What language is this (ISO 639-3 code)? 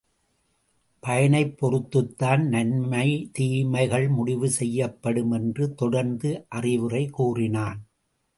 tam